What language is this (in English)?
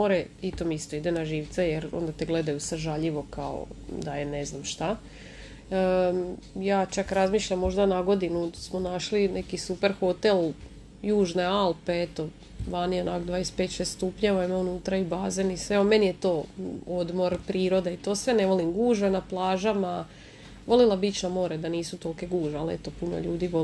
Croatian